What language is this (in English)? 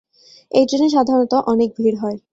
Bangla